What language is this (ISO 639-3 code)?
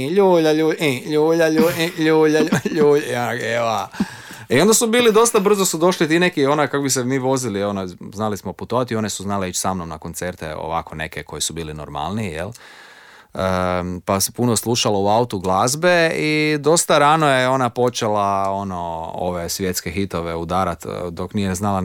hrv